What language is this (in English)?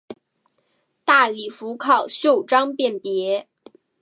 Chinese